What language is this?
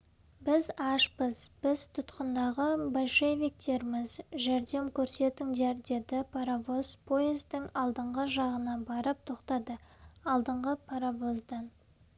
Kazakh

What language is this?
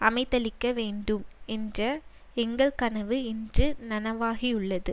Tamil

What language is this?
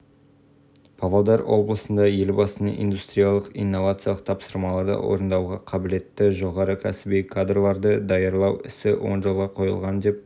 Kazakh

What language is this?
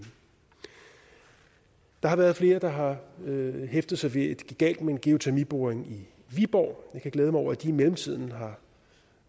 Danish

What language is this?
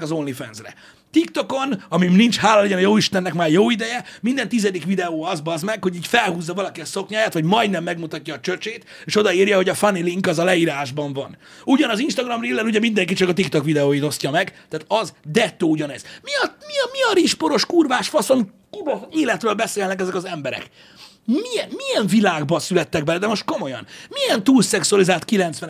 Hungarian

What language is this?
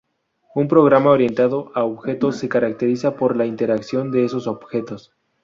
Spanish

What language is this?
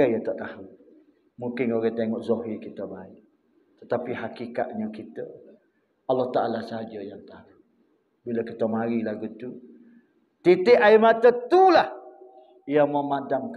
Malay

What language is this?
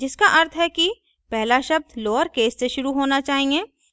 Hindi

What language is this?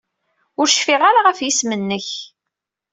Kabyle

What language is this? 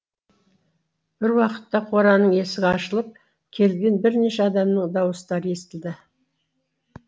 Kazakh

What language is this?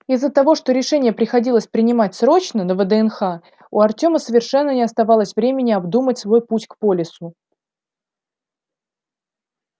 Russian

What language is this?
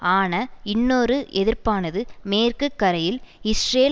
Tamil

